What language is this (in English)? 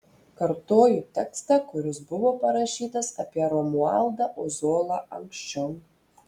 Lithuanian